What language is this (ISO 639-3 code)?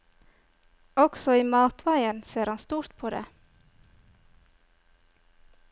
nor